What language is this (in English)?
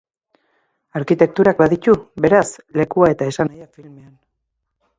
Basque